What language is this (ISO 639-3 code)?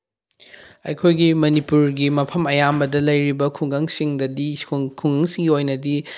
mni